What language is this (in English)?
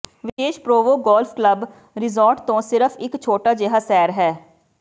Punjabi